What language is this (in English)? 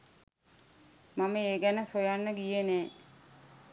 Sinhala